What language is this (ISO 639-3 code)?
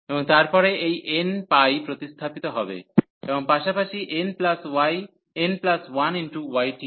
ben